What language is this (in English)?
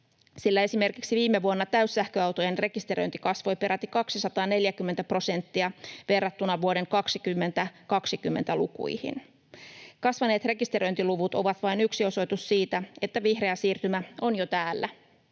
Finnish